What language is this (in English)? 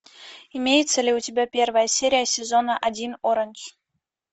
Russian